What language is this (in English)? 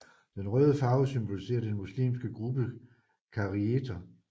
Danish